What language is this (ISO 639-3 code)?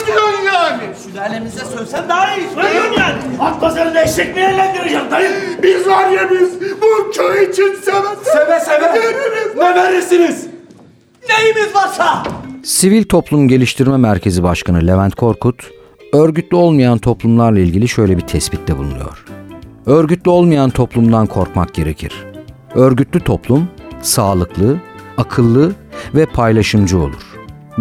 tur